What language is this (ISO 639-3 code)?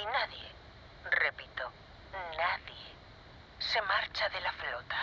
spa